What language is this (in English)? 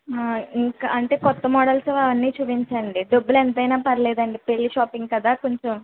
Telugu